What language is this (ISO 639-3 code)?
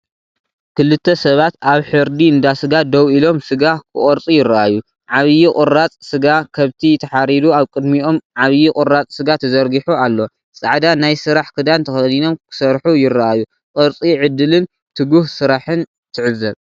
tir